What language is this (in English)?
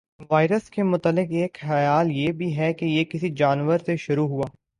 Urdu